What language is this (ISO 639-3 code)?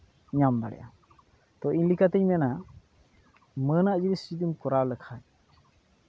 sat